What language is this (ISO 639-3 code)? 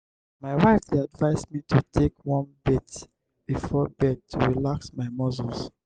pcm